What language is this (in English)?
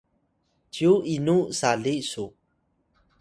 Atayal